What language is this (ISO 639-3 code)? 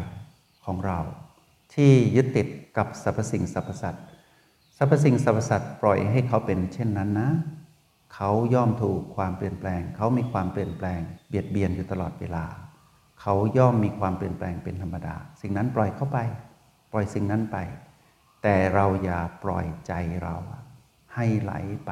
tha